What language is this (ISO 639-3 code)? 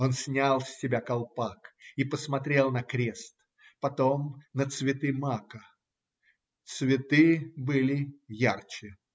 rus